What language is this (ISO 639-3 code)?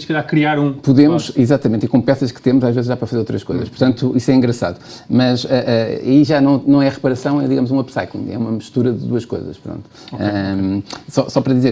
por